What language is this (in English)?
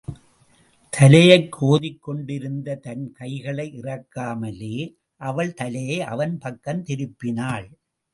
Tamil